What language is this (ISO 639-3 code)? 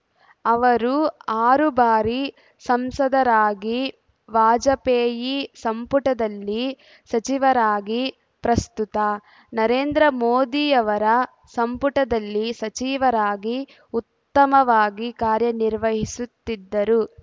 kan